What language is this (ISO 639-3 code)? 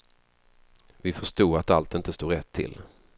swe